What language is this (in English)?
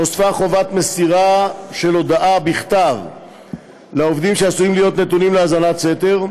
Hebrew